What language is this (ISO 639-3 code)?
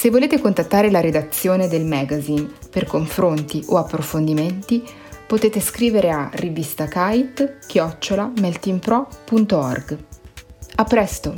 ita